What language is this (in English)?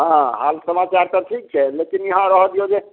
Maithili